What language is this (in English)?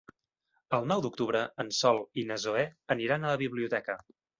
Catalan